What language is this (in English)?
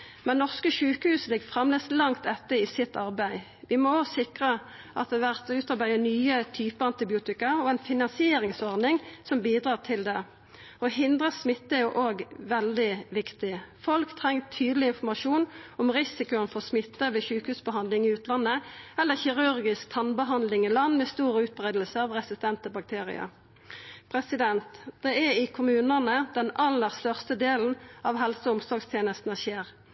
Norwegian Nynorsk